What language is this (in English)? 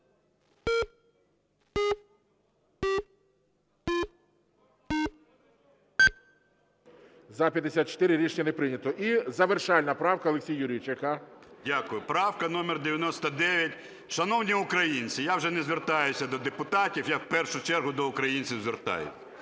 Ukrainian